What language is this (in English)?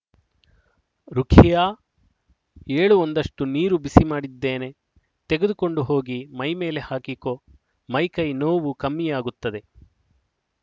Kannada